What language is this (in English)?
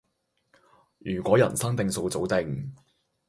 Cantonese